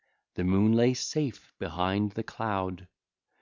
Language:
English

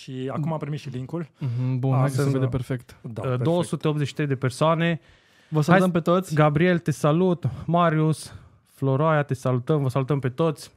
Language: Romanian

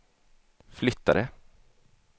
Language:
Swedish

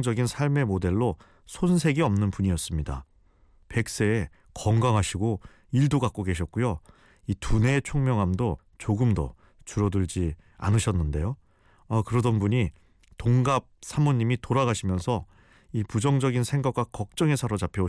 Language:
Korean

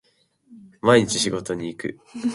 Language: Japanese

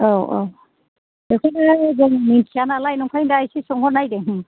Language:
Bodo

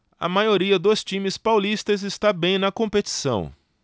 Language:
Portuguese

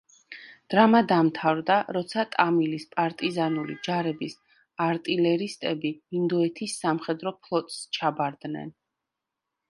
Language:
Georgian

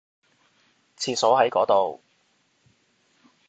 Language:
Cantonese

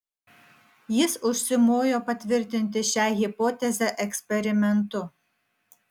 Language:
Lithuanian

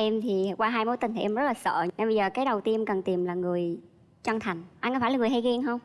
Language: Vietnamese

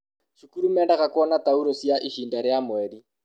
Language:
Kikuyu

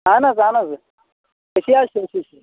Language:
Kashmiri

